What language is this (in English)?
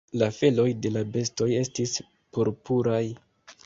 Esperanto